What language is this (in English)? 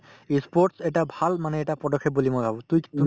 Assamese